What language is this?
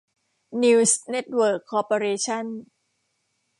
Thai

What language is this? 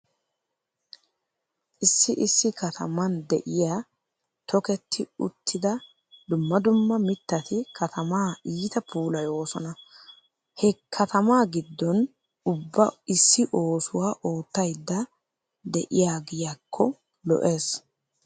Wolaytta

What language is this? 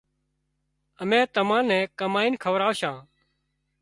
Wadiyara Koli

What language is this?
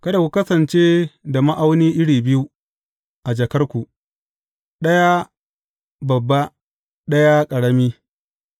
Hausa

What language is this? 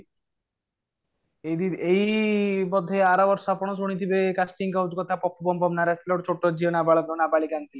Odia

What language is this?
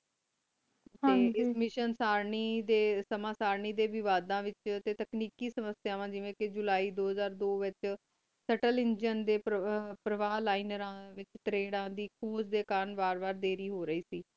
Punjabi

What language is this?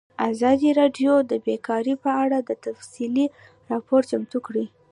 Pashto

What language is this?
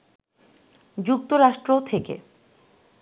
Bangla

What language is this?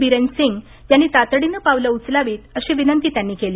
Marathi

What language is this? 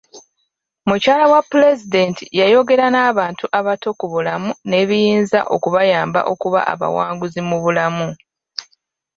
Ganda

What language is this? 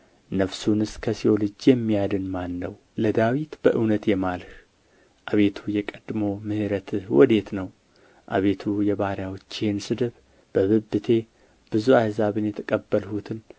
Amharic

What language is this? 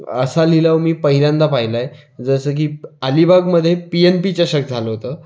Marathi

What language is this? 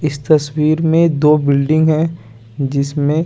Hindi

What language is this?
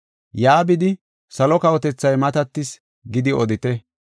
Gofa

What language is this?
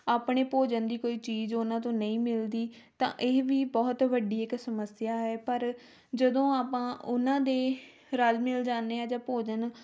Punjabi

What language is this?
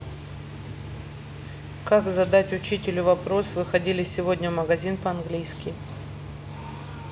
Russian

